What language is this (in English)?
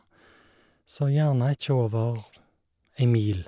Norwegian